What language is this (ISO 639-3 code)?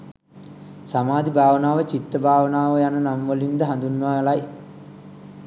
sin